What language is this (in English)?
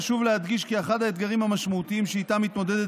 Hebrew